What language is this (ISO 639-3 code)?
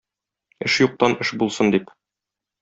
tat